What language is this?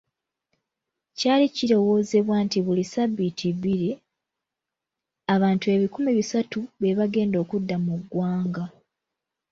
Ganda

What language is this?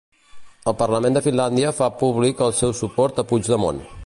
Catalan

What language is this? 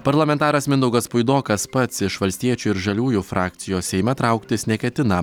Lithuanian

